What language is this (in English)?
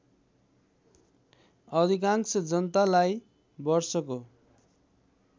Nepali